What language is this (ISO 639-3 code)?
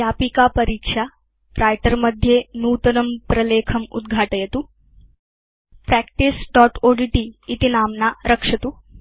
san